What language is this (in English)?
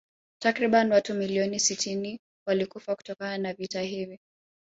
Swahili